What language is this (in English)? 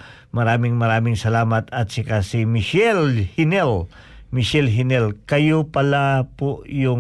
Filipino